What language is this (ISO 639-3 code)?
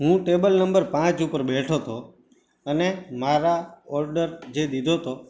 guj